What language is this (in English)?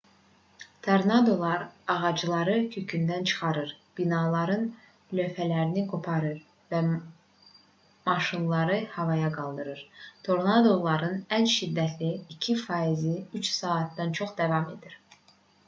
Azerbaijani